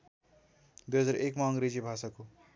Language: Nepali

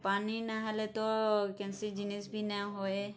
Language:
Odia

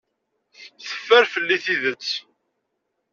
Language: Kabyle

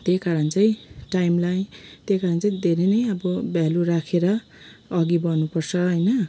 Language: Nepali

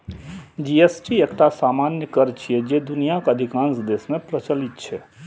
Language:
Maithili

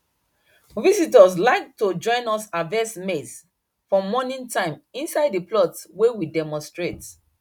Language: Nigerian Pidgin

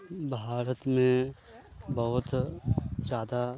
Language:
Maithili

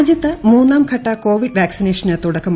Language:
Malayalam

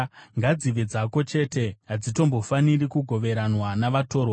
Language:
Shona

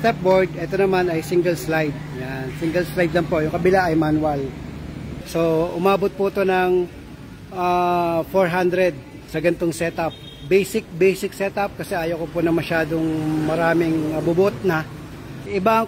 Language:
Filipino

